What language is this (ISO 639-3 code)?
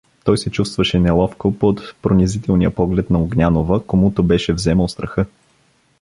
bul